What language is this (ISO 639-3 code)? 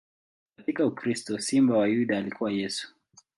swa